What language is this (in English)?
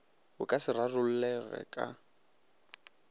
Northern Sotho